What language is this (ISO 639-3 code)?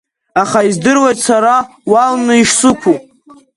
abk